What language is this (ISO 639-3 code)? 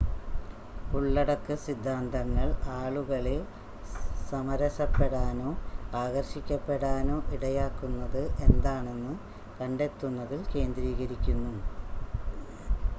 mal